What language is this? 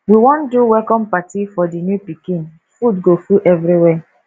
Nigerian Pidgin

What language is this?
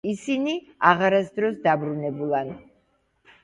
Georgian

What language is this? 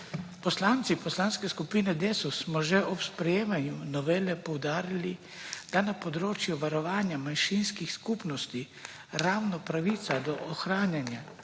Slovenian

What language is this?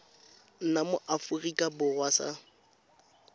Tswana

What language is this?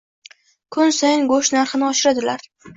Uzbek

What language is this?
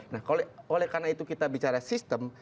Indonesian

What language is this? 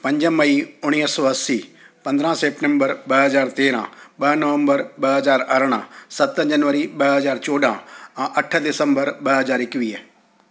Sindhi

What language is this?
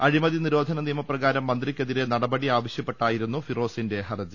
Malayalam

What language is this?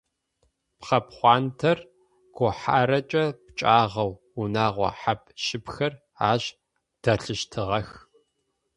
Adyghe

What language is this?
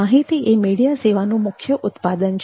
Gujarati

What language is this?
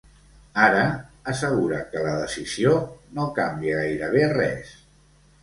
Catalan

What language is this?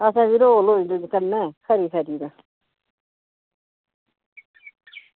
Dogri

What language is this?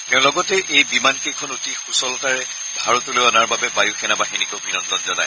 Assamese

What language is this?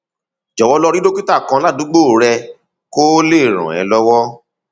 Yoruba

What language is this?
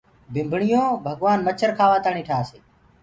Gurgula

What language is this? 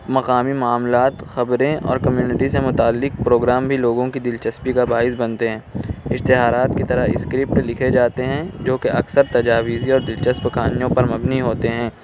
Urdu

